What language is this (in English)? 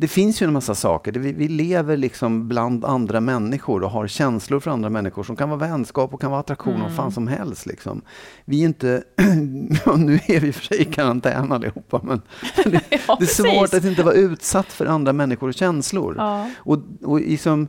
Swedish